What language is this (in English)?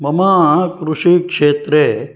Sanskrit